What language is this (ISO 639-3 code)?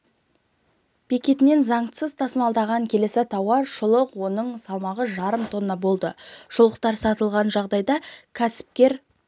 kaz